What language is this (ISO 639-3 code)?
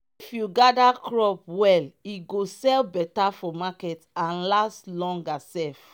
pcm